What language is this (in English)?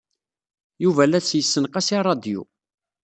Kabyle